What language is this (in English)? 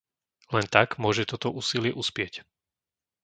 Slovak